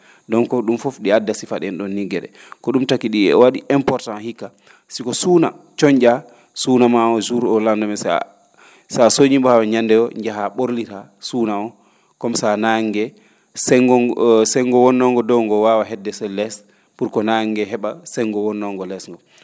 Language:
Fula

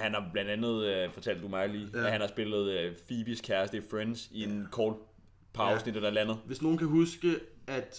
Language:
Danish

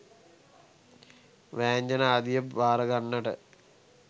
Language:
Sinhala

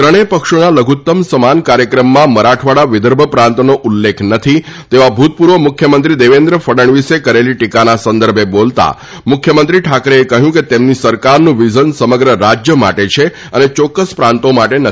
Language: Gujarati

